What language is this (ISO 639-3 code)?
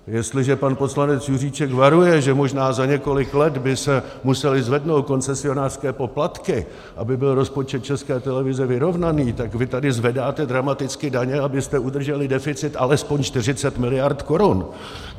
ces